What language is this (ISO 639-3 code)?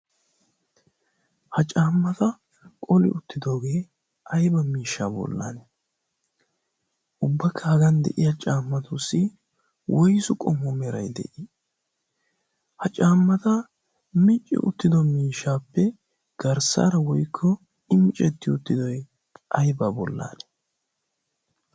wal